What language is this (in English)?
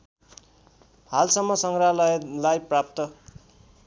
Nepali